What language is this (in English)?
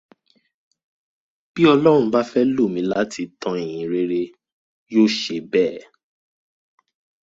Yoruba